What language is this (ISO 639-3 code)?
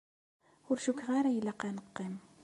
kab